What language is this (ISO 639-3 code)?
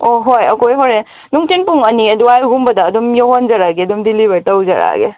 mni